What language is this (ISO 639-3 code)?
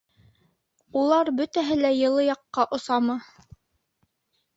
bak